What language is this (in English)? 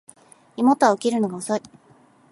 Japanese